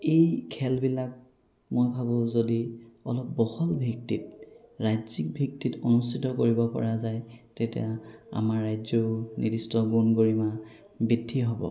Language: Assamese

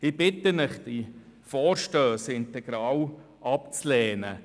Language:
Swiss German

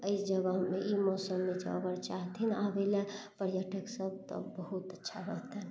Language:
Maithili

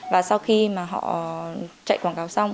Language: Vietnamese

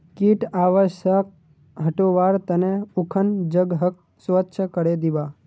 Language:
Magahi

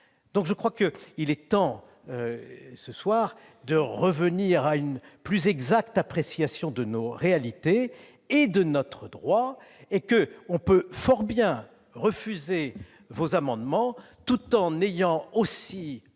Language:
French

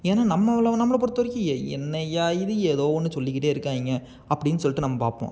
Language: Tamil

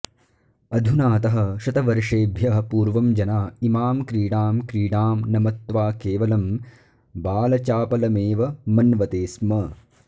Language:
Sanskrit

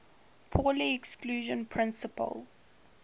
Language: English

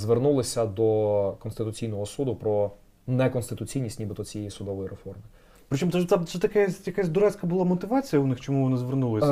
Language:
Ukrainian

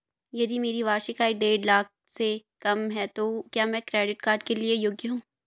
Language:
Hindi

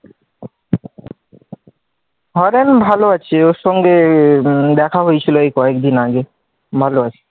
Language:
Bangla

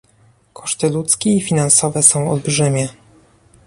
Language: Polish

